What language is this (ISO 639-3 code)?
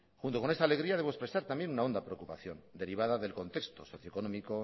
spa